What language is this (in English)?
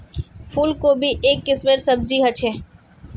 Magahi